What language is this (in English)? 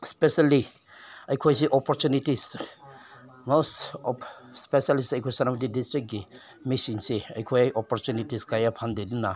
Manipuri